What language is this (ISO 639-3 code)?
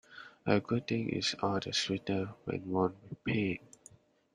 eng